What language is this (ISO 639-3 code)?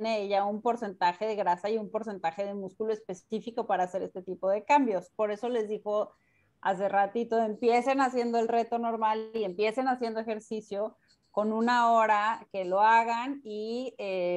spa